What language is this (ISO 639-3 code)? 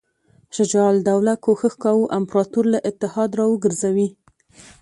pus